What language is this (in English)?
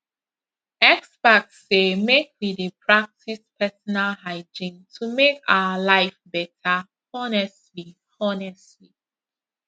Nigerian Pidgin